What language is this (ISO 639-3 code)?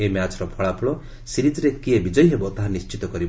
ori